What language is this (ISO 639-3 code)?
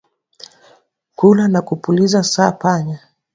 swa